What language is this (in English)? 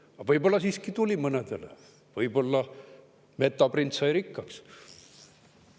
Estonian